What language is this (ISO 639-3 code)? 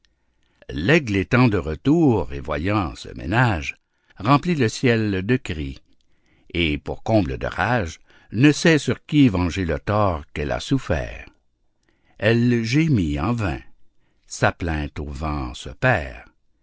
fra